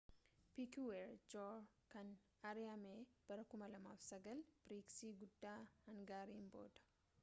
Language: Oromo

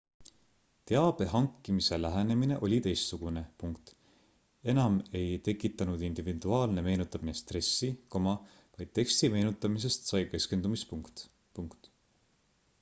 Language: Estonian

